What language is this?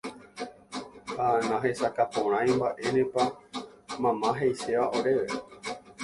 Guarani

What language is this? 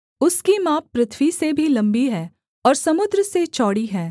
Hindi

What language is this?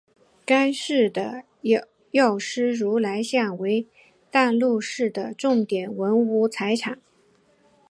Chinese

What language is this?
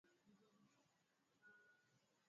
Swahili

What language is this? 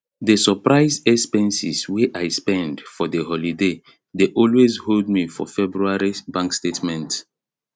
Nigerian Pidgin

